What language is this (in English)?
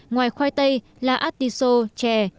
Vietnamese